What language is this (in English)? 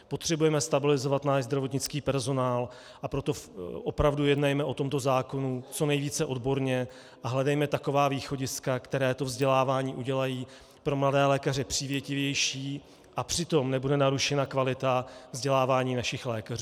Czech